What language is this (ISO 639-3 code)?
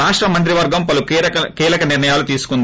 tel